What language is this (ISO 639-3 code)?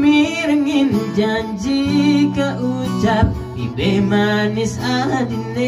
ind